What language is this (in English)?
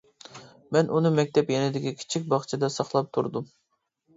Uyghur